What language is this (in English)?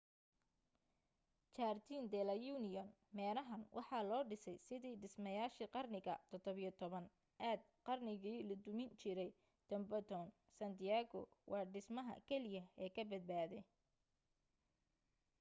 Somali